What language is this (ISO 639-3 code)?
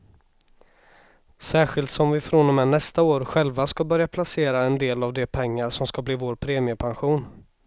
swe